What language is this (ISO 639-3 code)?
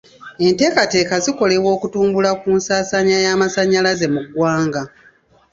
lug